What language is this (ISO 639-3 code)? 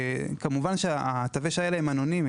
heb